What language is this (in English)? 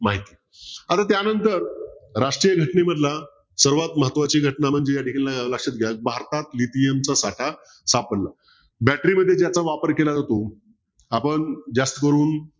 Marathi